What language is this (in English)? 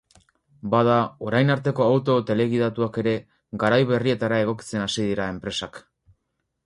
Basque